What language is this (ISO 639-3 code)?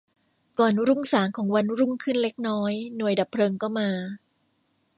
tha